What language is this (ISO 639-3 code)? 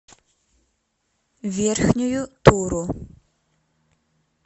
rus